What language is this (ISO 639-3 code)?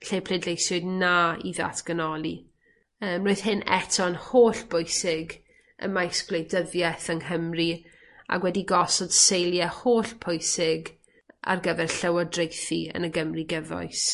cym